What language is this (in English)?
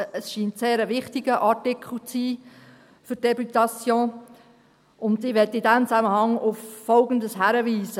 Swiss German